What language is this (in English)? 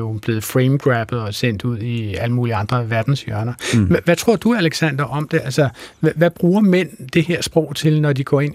Danish